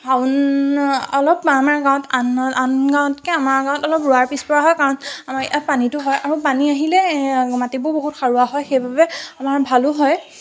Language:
Assamese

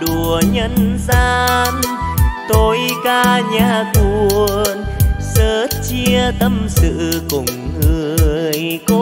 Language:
Vietnamese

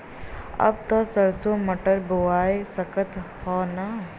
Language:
Bhojpuri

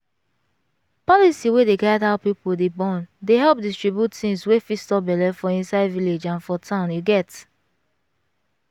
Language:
Nigerian Pidgin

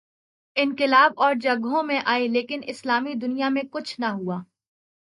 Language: Urdu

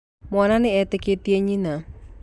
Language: Kikuyu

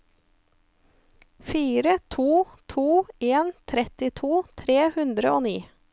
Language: Norwegian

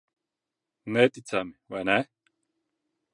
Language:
Latvian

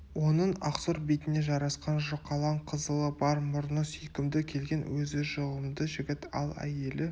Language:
Kazakh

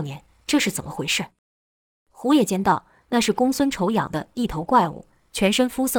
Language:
Chinese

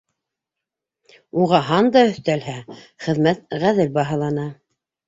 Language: Bashkir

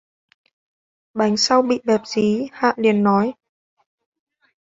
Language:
Vietnamese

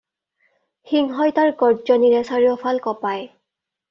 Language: Assamese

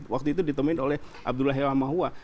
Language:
Indonesian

